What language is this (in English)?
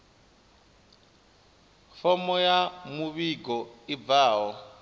Venda